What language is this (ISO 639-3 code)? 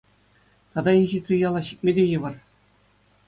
chv